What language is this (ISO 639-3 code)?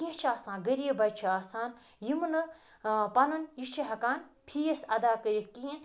kas